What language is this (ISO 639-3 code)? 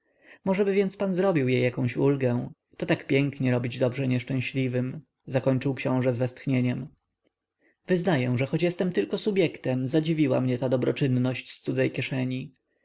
pol